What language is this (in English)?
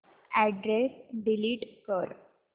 Marathi